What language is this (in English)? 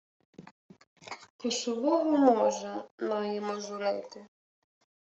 Ukrainian